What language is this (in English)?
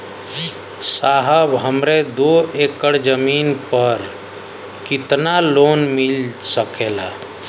Bhojpuri